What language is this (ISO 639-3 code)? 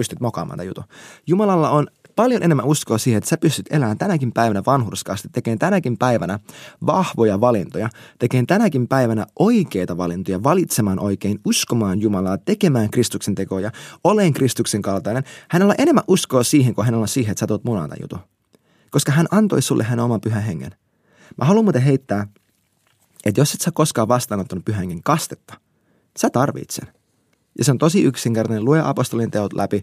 fin